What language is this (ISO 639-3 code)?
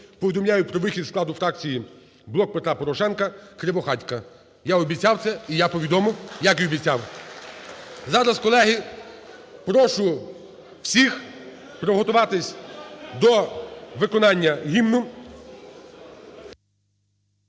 ukr